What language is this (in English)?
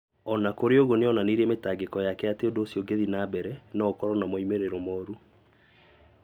Kikuyu